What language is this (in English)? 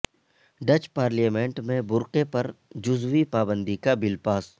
Urdu